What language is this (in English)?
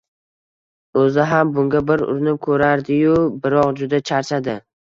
Uzbek